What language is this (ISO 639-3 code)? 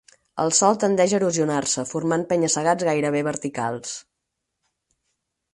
cat